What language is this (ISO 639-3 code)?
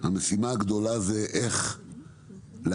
heb